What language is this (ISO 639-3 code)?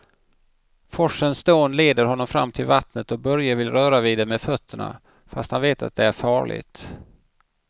swe